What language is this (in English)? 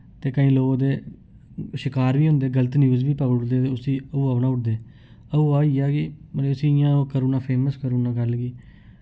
Dogri